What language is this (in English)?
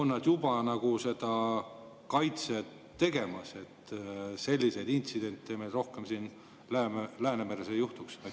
Estonian